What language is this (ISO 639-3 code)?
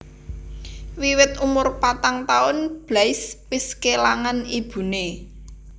jav